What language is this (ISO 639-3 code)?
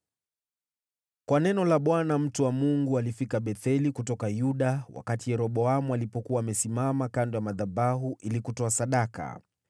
swa